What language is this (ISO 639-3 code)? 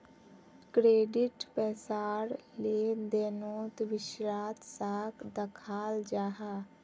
mag